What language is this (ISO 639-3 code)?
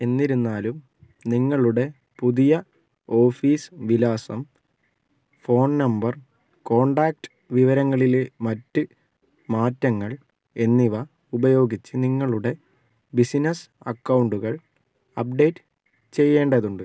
mal